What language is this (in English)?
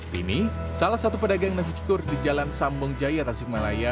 Indonesian